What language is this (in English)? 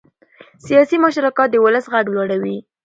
Pashto